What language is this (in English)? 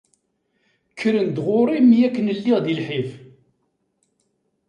Kabyle